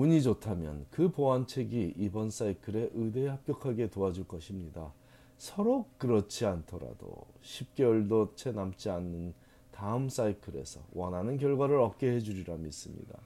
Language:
Korean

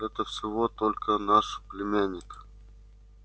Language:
Russian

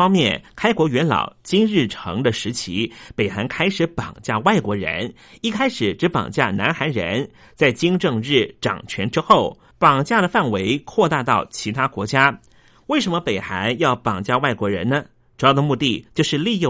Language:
Chinese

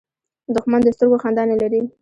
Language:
Pashto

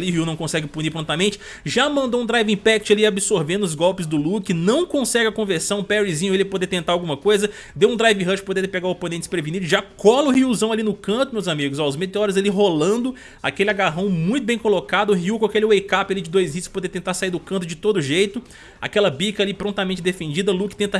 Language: Portuguese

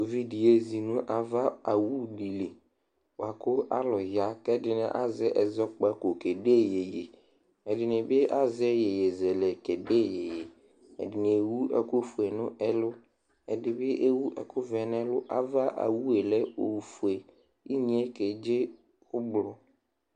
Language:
Ikposo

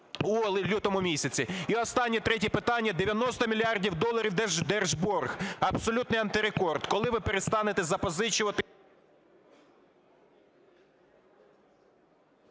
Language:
Ukrainian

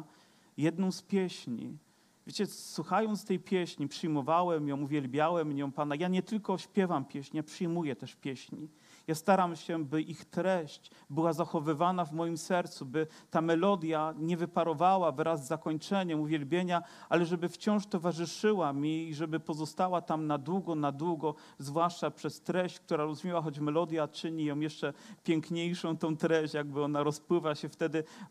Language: Polish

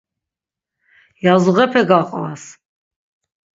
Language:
Laz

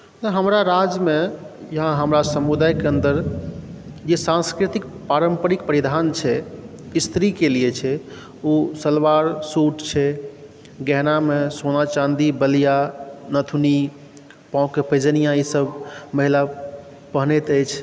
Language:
Maithili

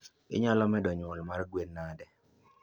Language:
Luo (Kenya and Tanzania)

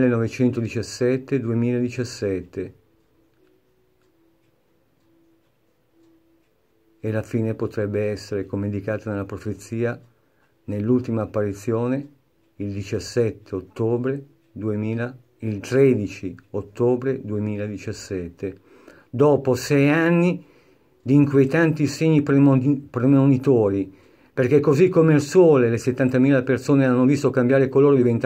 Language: Italian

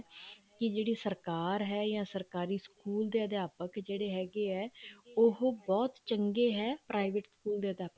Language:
Punjabi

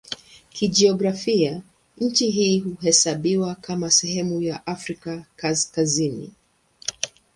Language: Swahili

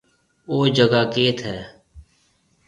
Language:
Marwari (Pakistan)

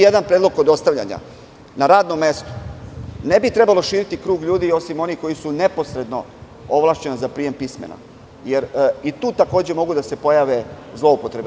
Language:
Serbian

